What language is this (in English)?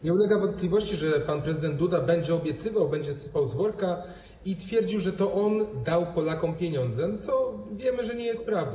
Polish